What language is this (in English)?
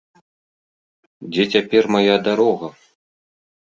Belarusian